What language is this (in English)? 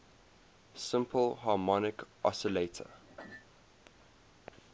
English